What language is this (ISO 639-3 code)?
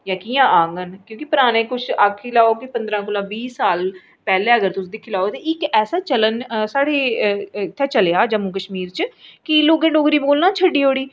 doi